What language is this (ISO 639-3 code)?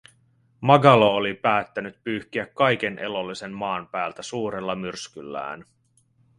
fin